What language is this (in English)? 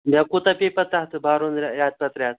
Kashmiri